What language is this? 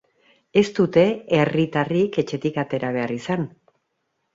Basque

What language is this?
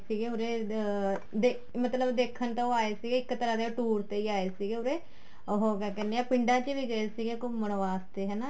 Punjabi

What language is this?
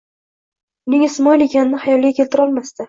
Uzbek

